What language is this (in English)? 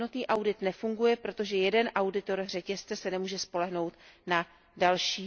Czech